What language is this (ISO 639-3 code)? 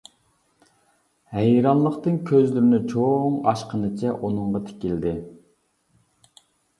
uig